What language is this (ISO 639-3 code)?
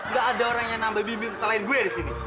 ind